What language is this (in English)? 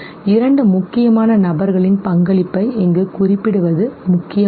Tamil